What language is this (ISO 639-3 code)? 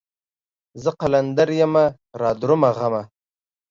pus